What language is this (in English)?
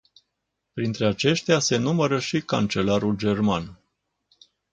Romanian